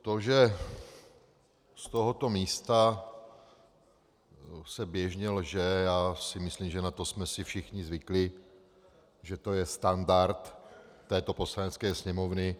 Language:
Czech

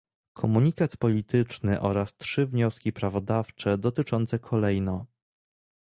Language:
Polish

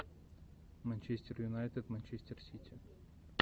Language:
Russian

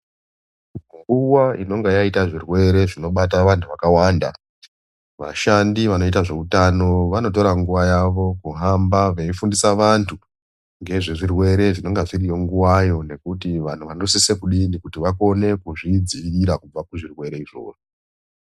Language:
Ndau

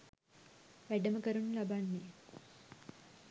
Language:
Sinhala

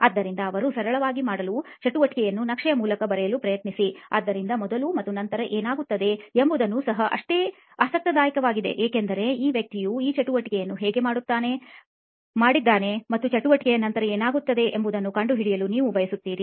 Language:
Kannada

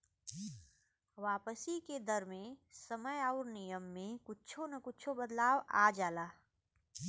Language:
Bhojpuri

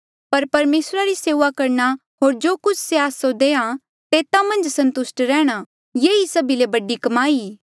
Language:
Mandeali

